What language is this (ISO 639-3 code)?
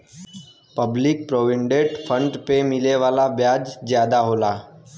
bho